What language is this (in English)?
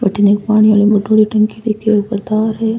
Rajasthani